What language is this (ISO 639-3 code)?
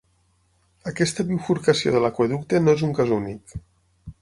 cat